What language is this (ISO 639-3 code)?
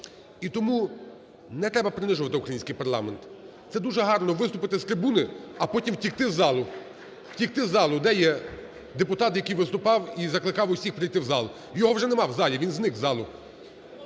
ukr